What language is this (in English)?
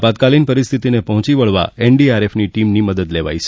Gujarati